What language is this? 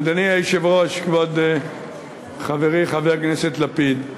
Hebrew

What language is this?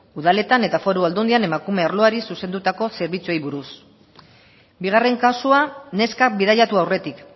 Basque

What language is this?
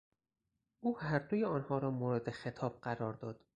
Persian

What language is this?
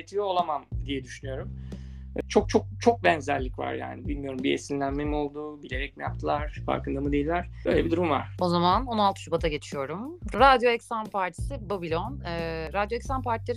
Turkish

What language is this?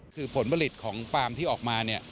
Thai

